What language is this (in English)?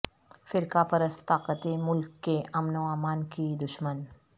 Urdu